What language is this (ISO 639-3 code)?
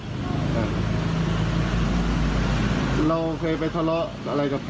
tha